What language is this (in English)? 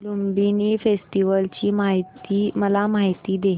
Marathi